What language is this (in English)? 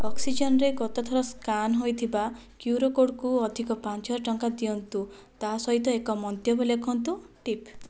Odia